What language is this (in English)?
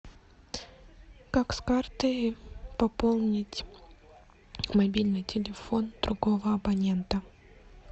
Russian